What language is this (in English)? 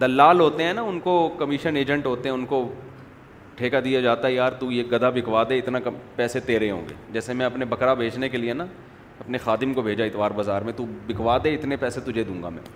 Urdu